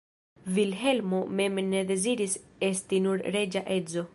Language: Esperanto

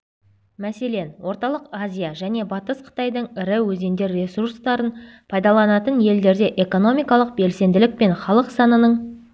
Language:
Kazakh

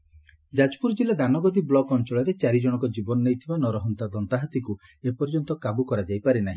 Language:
Odia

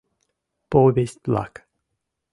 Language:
Mari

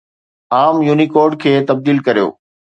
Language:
Sindhi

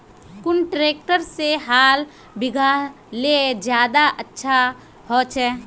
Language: Magahi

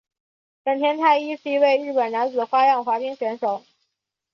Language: Chinese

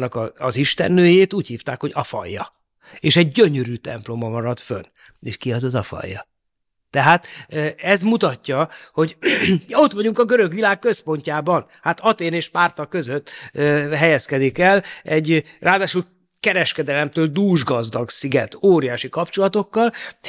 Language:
Hungarian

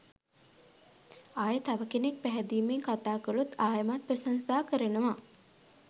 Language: Sinhala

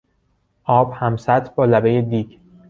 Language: Persian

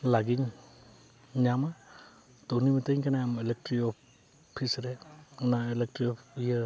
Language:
Santali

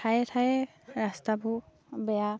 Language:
Assamese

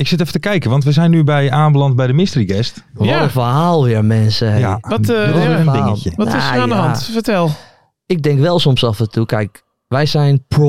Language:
Dutch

